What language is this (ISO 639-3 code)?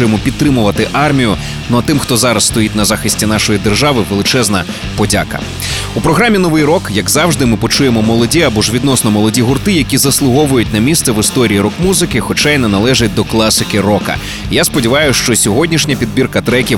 ukr